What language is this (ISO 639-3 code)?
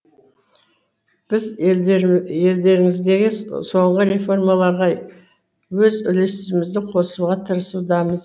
kaz